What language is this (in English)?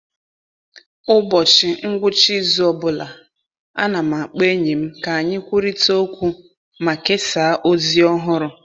Igbo